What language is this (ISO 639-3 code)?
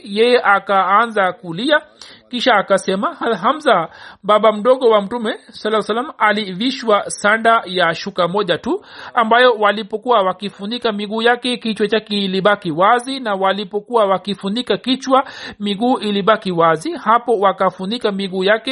swa